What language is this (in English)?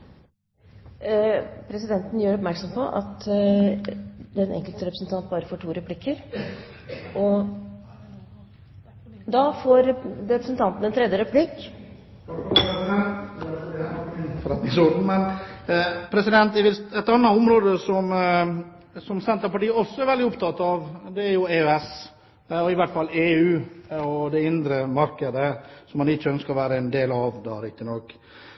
Norwegian